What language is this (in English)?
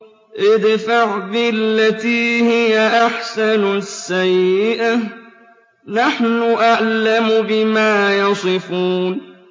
Arabic